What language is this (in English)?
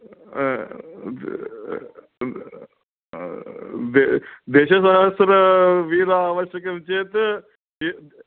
Sanskrit